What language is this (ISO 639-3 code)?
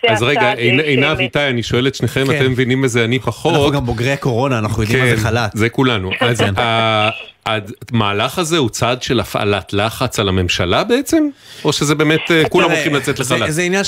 heb